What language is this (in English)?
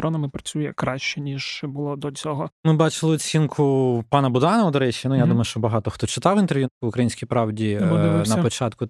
Ukrainian